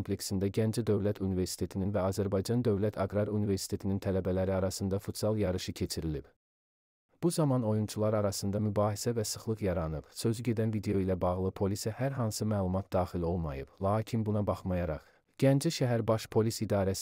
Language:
Turkish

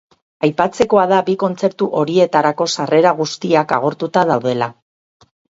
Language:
Basque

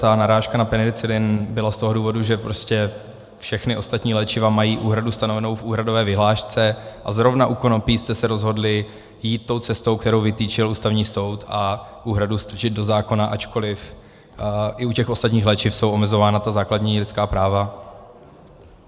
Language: Czech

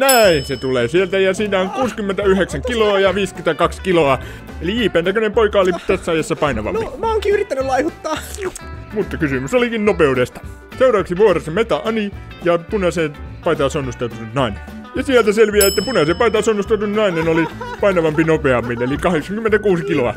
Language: Finnish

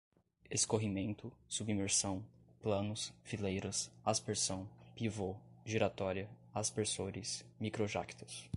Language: Portuguese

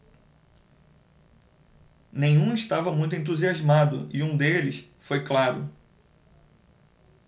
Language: Portuguese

